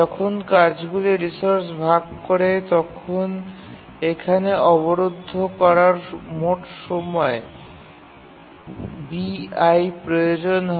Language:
Bangla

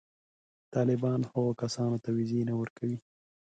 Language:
Pashto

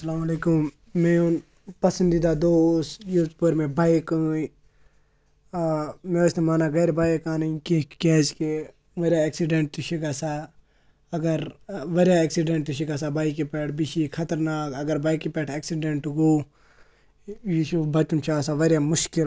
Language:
Kashmiri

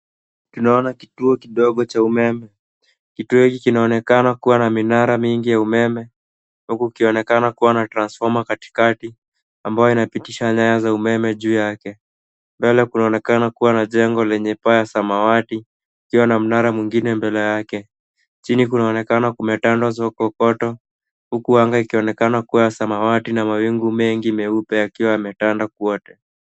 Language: Swahili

